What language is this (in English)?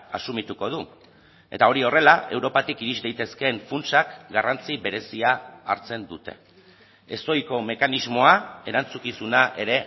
Basque